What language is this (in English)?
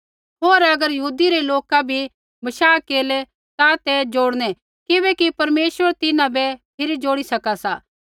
Kullu Pahari